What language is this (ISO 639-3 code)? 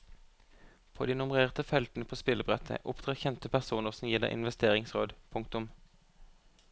nor